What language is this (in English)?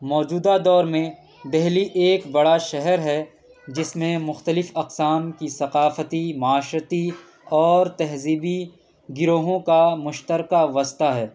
Urdu